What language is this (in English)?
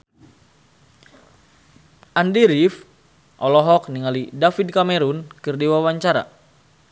Sundanese